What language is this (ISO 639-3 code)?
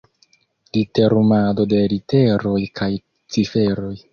epo